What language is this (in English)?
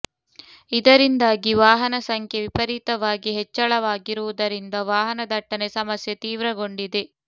Kannada